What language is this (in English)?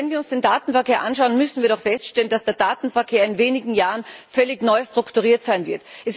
German